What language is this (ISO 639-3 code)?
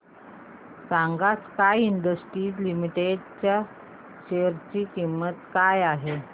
mar